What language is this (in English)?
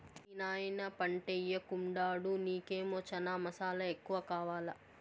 Telugu